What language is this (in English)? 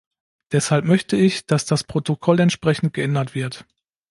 German